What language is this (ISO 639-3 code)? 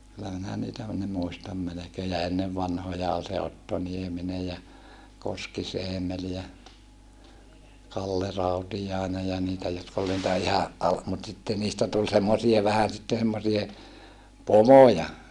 fin